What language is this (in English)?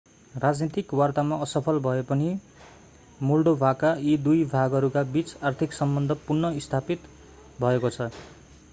Nepali